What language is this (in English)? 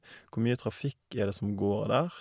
Norwegian